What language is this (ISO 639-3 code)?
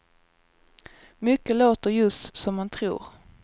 swe